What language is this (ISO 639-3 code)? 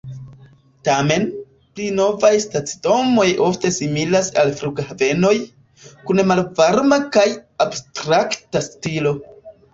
epo